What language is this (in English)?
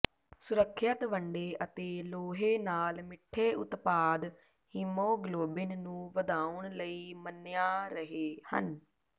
Punjabi